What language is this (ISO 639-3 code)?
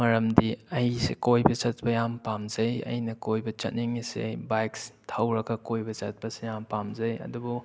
mni